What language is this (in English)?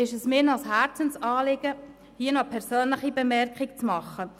Swiss German